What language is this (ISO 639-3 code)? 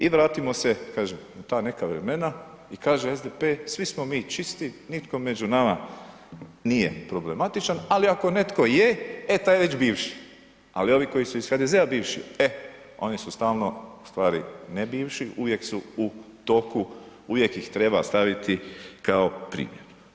hrv